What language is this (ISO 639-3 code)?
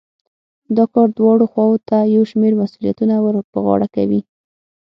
pus